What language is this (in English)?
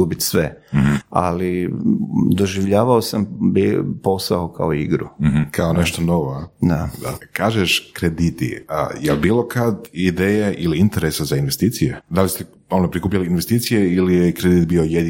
Croatian